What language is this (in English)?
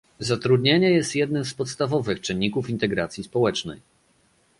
Polish